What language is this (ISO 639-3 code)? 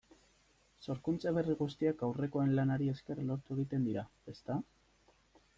eus